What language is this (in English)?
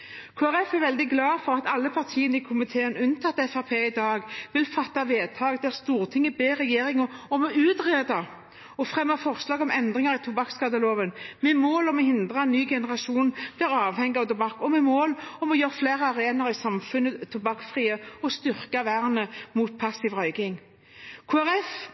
Norwegian Bokmål